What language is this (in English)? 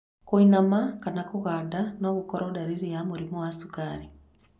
Kikuyu